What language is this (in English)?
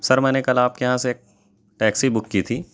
Urdu